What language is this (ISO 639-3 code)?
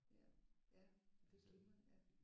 dan